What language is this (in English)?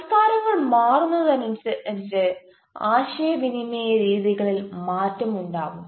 Malayalam